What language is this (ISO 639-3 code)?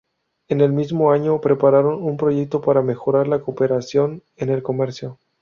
spa